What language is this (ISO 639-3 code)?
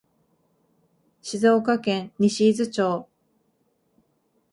jpn